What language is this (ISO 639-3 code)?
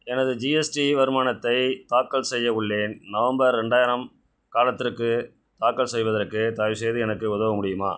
tam